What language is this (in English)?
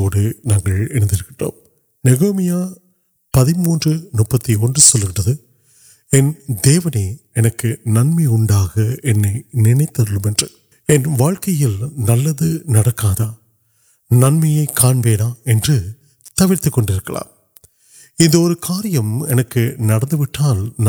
Urdu